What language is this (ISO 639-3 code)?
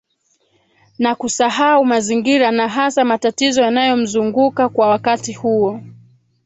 swa